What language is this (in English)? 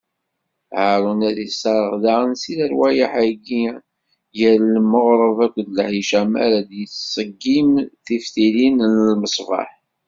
Kabyle